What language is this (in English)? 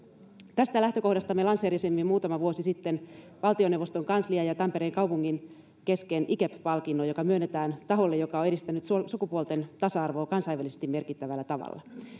Finnish